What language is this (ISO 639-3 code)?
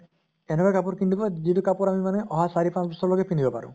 asm